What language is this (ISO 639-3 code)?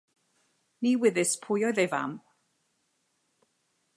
cym